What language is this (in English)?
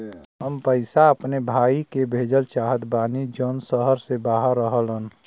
Bhojpuri